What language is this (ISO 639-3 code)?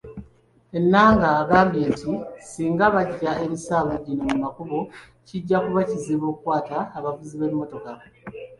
lug